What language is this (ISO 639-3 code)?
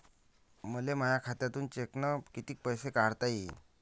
mar